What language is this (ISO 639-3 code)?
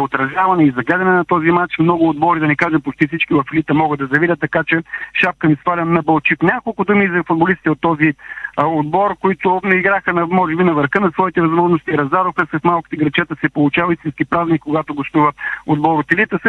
bul